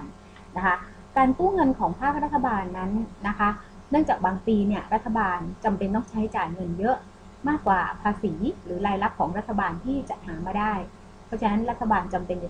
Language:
Thai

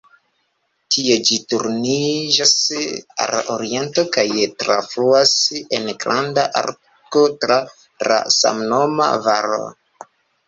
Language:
Esperanto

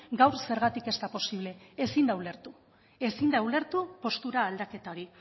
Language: Basque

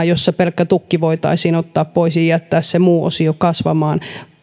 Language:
Finnish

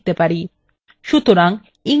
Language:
Bangla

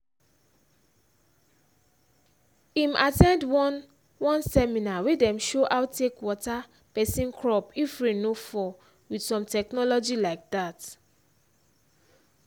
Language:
Nigerian Pidgin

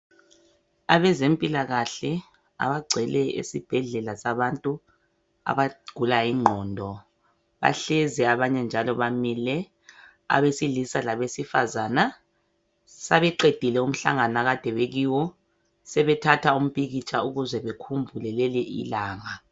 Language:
North Ndebele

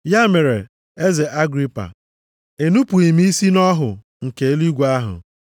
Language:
Igbo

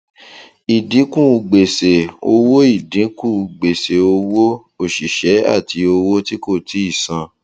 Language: Yoruba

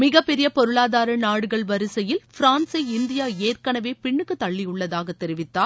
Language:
Tamil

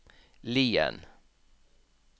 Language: Norwegian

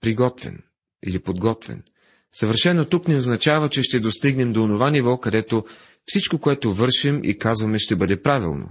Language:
Bulgarian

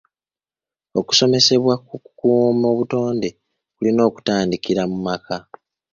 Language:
Ganda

